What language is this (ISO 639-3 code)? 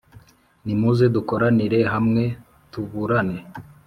kin